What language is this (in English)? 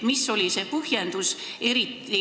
Estonian